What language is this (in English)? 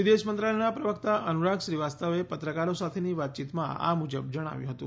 Gujarati